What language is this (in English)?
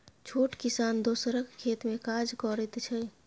Maithili